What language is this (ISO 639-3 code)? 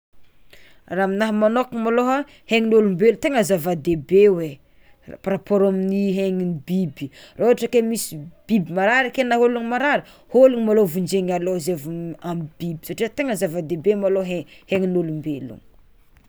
xmw